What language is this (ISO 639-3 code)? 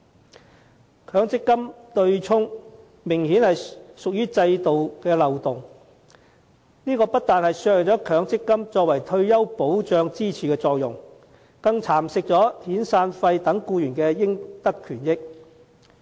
yue